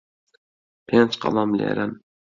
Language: Central Kurdish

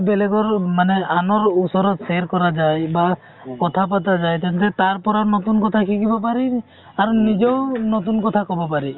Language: Assamese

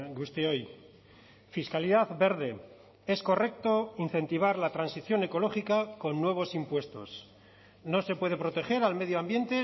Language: Spanish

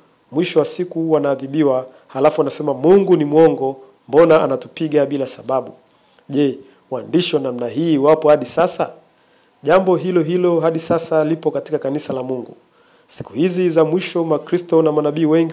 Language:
Swahili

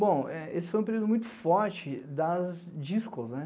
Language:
Portuguese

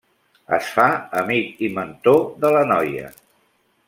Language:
Catalan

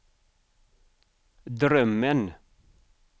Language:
Swedish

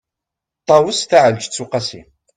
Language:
Kabyle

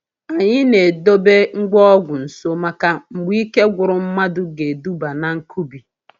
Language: Igbo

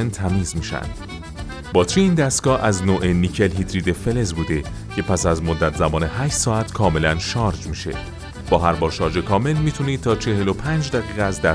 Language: Persian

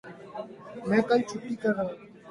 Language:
Urdu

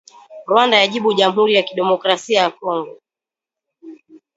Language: Swahili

